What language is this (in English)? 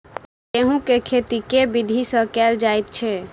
Maithili